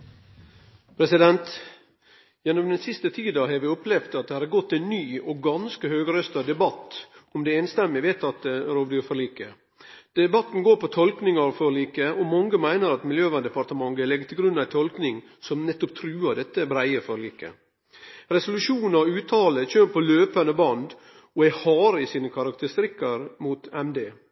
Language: Norwegian Nynorsk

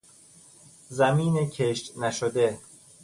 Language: Persian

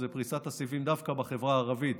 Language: Hebrew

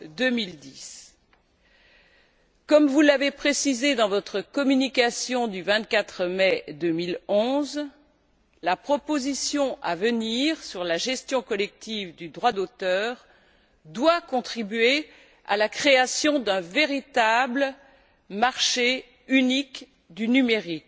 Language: French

